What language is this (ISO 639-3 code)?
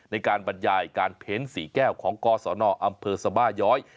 tha